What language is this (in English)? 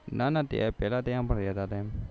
Gujarati